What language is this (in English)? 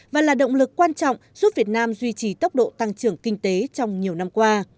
Vietnamese